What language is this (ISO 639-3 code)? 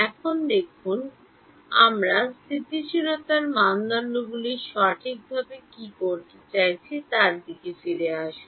ben